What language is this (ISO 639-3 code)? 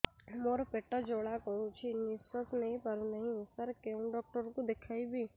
ori